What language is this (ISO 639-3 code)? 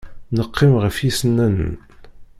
kab